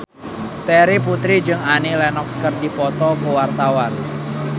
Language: Sundanese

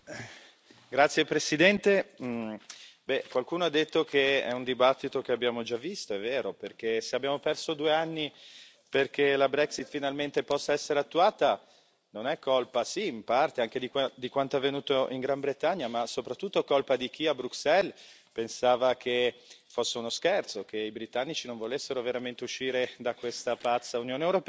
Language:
Italian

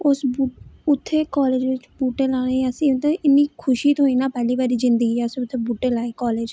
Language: Dogri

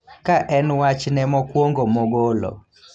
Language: Luo (Kenya and Tanzania)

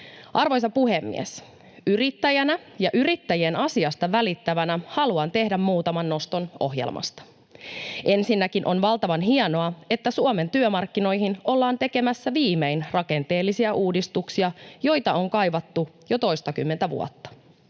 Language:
Finnish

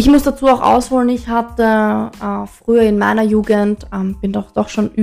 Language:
German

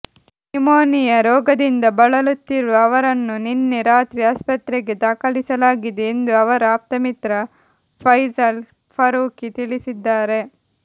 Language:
Kannada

